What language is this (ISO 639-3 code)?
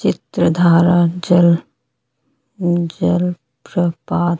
hin